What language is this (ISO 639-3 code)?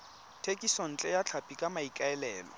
tsn